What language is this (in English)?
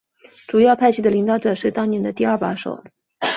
Chinese